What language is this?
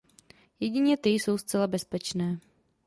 Czech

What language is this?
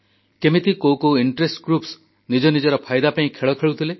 Odia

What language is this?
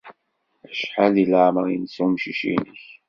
Kabyle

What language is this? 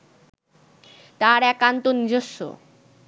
Bangla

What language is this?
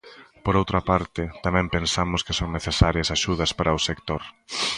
Galician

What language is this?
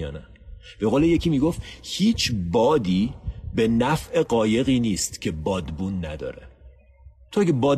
Persian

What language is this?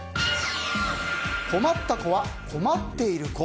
Japanese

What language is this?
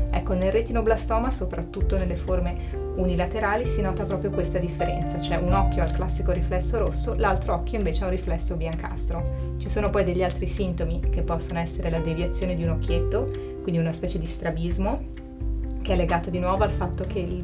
Italian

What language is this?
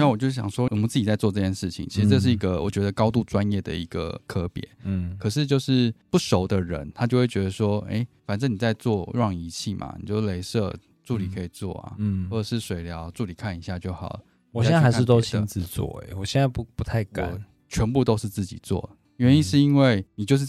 Chinese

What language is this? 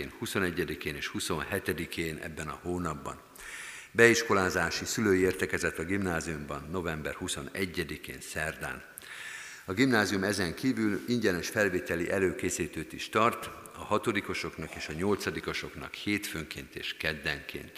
Hungarian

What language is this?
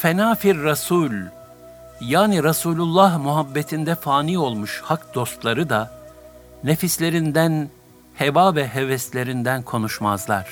Turkish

